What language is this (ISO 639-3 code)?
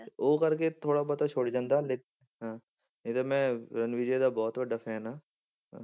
pan